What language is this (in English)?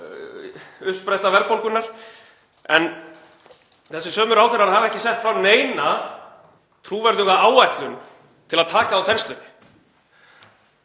Icelandic